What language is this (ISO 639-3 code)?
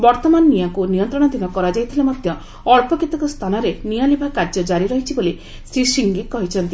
ori